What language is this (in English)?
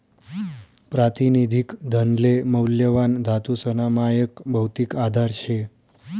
Marathi